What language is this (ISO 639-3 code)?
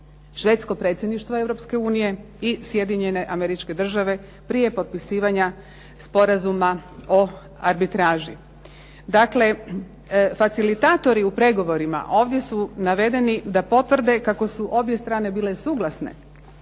hrv